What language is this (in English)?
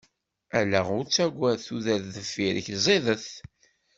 Kabyle